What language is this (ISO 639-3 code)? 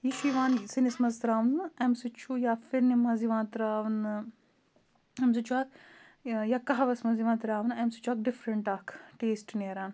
kas